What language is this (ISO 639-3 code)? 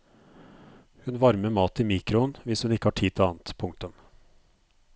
nor